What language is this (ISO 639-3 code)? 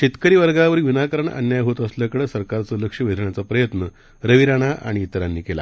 mar